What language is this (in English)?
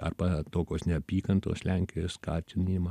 Lithuanian